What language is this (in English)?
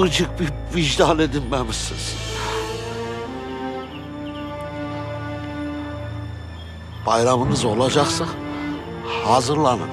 Turkish